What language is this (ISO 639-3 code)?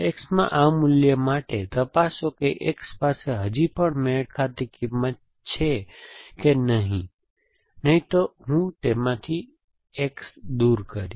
guj